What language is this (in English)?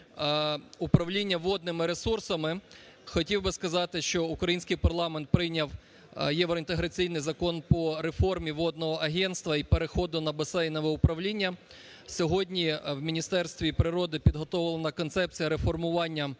Ukrainian